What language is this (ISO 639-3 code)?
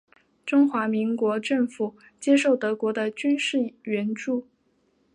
zho